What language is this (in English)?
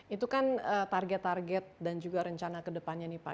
Indonesian